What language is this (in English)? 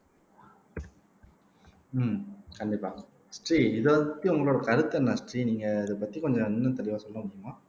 Tamil